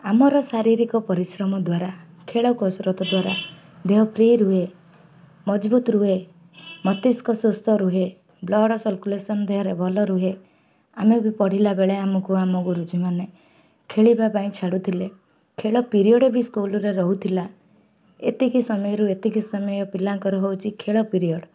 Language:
Odia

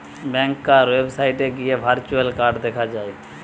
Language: Bangla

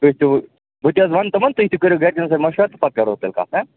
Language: Kashmiri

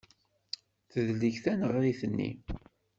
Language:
Kabyle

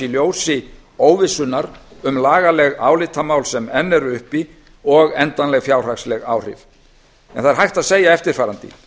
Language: Icelandic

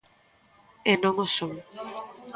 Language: Galician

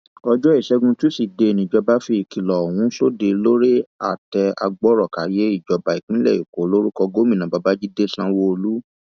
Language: Yoruba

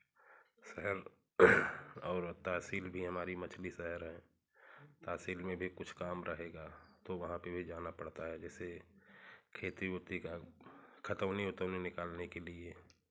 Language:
Hindi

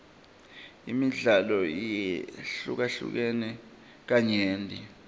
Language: Swati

